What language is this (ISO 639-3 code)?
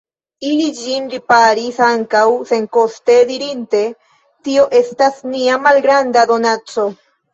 epo